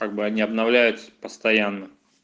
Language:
Russian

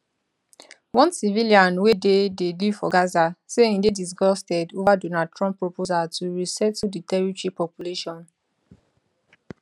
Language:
Nigerian Pidgin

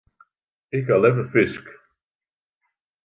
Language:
Western Frisian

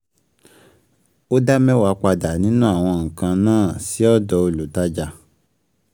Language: Yoruba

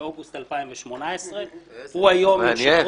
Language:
Hebrew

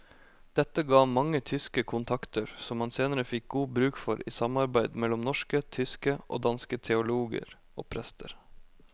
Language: Norwegian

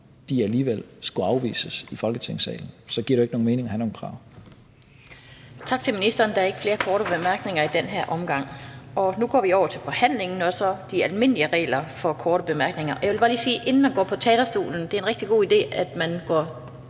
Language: Danish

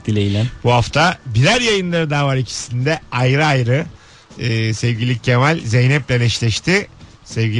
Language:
Turkish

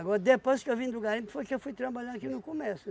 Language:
Portuguese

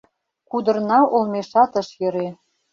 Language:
Mari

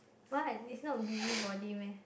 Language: English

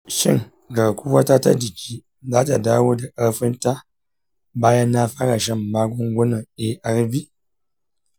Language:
Hausa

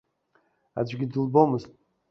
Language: Abkhazian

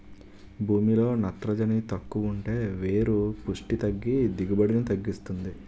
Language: Telugu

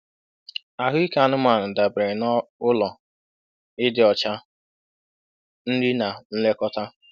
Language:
Igbo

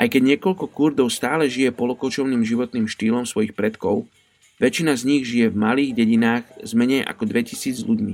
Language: Slovak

